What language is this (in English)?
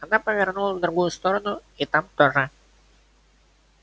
Russian